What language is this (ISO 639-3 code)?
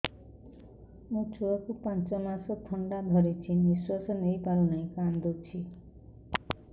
ori